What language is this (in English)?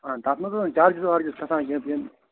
Kashmiri